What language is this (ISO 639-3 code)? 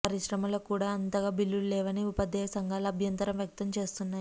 tel